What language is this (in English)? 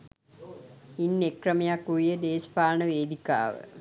Sinhala